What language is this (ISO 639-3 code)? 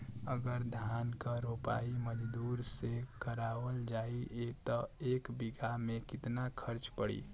bho